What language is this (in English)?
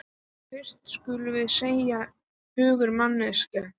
Icelandic